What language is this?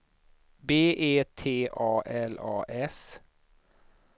Swedish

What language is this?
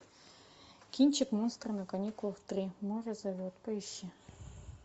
Russian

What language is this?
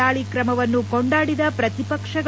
Kannada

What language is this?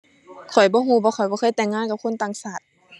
Thai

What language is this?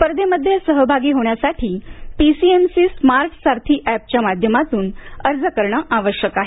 Marathi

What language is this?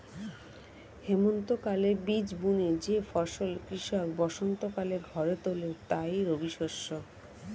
Bangla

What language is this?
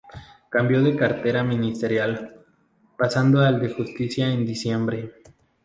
Spanish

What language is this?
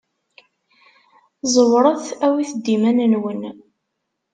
Kabyle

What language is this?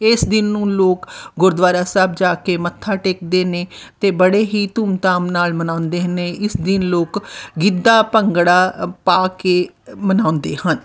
Punjabi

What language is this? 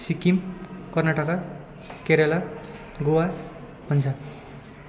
Nepali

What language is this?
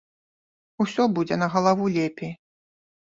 Belarusian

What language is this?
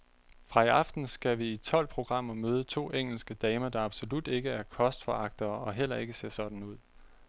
Danish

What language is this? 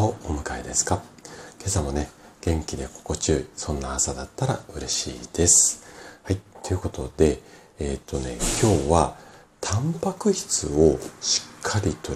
Japanese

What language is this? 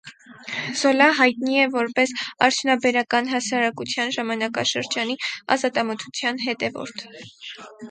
Armenian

